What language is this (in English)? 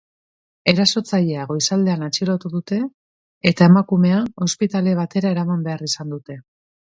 Basque